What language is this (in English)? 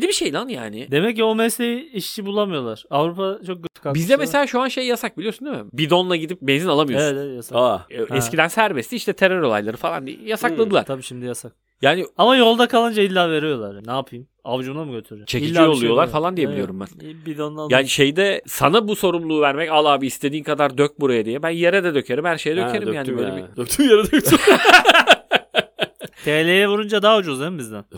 Turkish